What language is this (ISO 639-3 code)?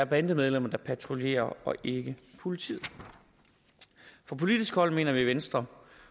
dan